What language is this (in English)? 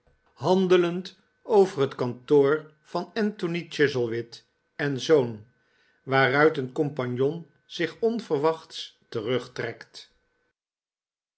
Dutch